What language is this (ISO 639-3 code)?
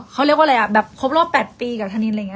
tha